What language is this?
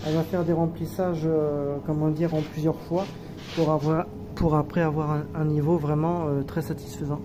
French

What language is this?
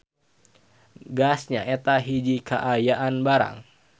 Sundanese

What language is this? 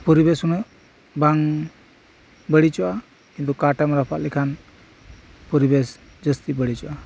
Santali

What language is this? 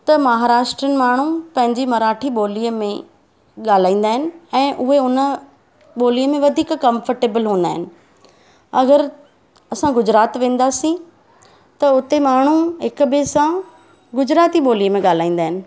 Sindhi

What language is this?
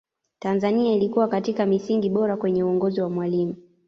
Swahili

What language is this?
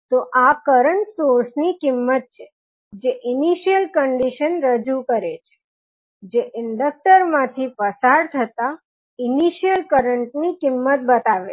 Gujarati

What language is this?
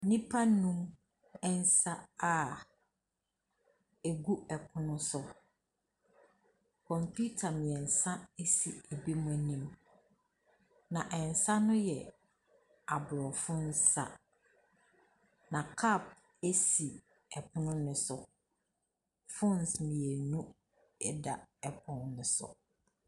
Akan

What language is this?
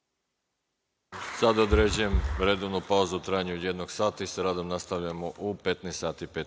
Serbian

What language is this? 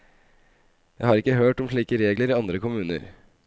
Norwegian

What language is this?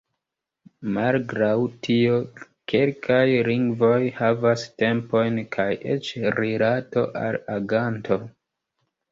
Esperanto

